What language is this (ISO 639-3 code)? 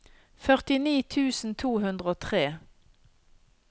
nor